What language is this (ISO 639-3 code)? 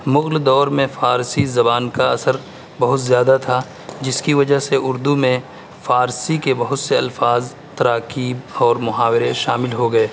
urd